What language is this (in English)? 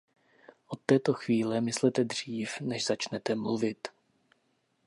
Czech